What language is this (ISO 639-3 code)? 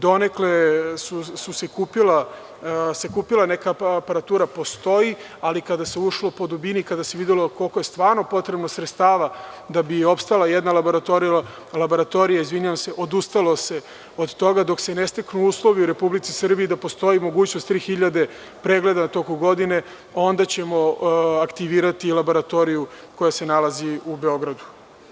srp